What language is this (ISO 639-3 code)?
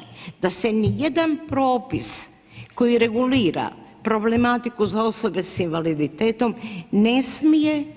hrv